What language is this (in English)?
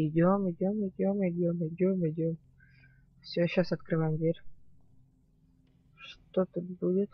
Russian